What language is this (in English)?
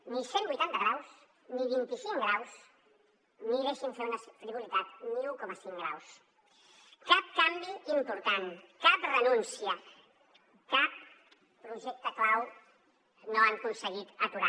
Catalan